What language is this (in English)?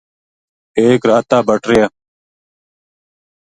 Gujari